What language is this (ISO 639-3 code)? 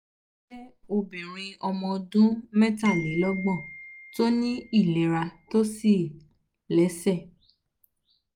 yor